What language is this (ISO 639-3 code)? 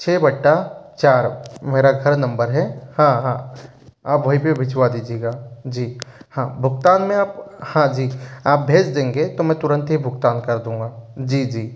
hin